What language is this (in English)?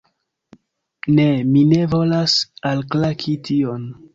Esperanto